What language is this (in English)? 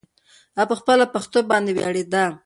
Pashto